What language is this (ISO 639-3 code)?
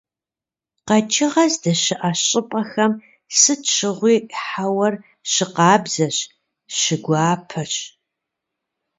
kbd